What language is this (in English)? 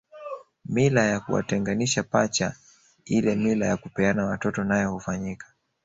Swahili